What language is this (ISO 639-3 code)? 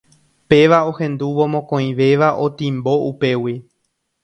grn